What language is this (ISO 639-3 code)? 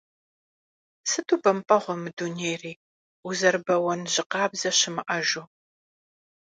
kbd